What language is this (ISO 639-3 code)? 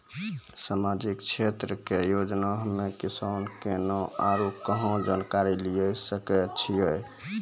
mai